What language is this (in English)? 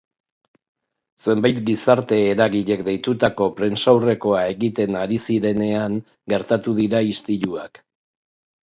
Basque